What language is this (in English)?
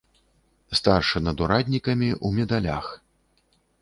Belarusian